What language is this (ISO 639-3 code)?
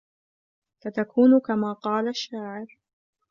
ara